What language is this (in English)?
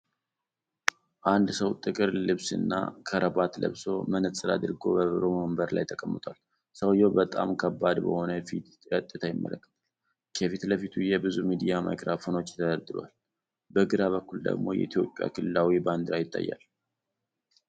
Amharic